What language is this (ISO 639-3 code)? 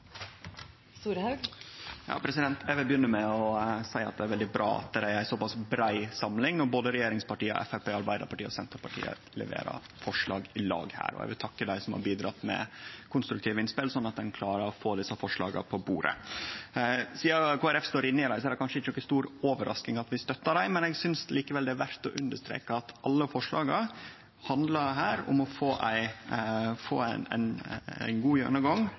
nno